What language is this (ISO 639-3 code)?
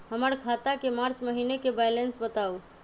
mag